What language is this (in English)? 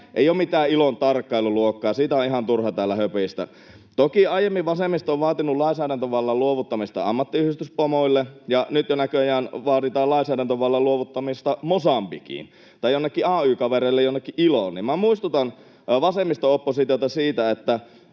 Finnish